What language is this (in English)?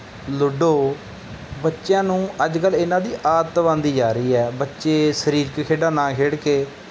Punjabi